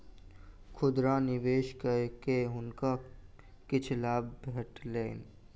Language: Maithili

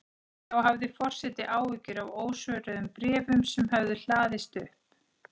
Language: Icelandic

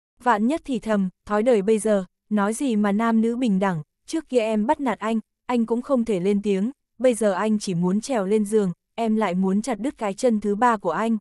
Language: Vietnamese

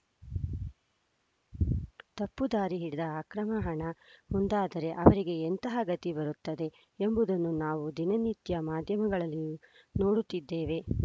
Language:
Kannada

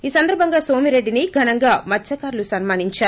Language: Telugu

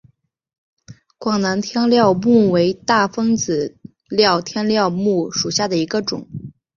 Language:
Chinese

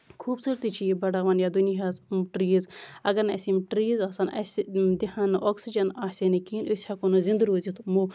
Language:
Kashmiri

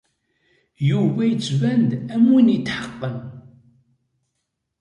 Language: Kabyle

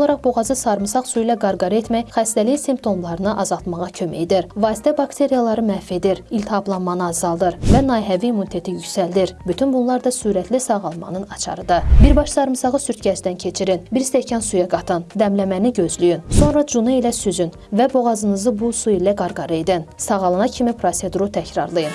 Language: Azerbaijani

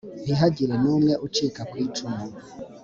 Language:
Kinyarwanda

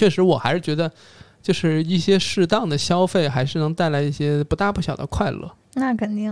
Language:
Chinese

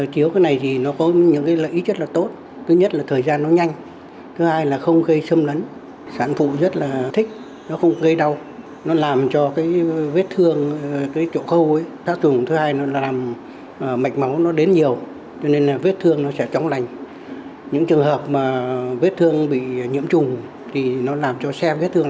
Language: Vietnamese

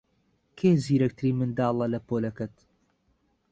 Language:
Central Kurdish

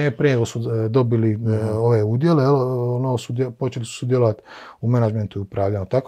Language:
Croatian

